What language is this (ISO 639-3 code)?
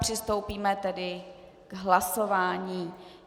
ces